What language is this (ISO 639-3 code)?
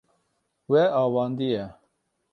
kur